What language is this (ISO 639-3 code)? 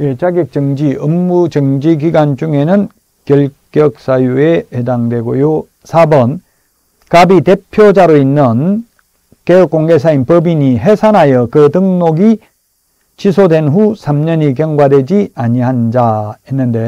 kor